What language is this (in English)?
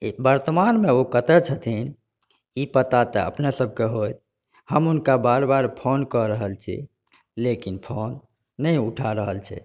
Maithili